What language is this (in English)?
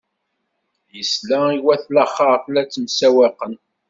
Kabyle